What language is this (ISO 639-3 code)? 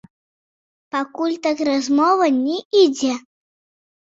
bel